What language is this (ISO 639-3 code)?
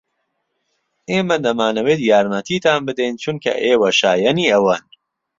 ckb